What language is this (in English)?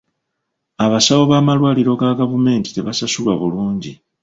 Ganda